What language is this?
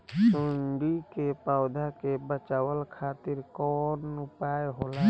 Bhojpuri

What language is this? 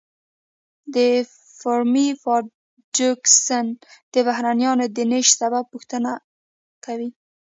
Pashto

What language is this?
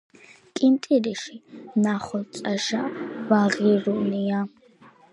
Georgian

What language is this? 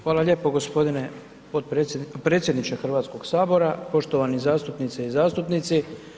Croatian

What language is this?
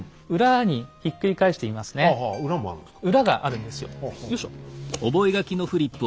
Japanese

